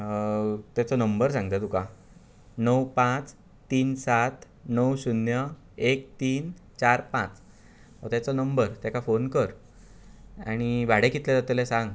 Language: Konkani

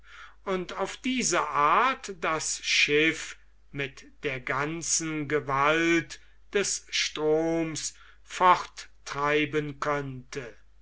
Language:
German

